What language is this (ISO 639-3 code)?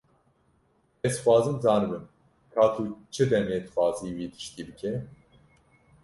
kur